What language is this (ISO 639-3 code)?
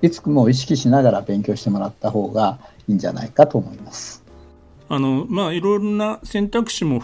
jpn